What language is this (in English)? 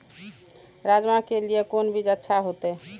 Maithili